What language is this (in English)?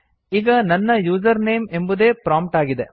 Kannada